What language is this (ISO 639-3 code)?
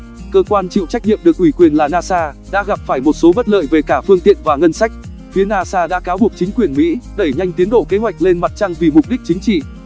vie